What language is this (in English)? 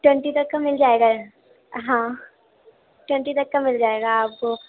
Urdu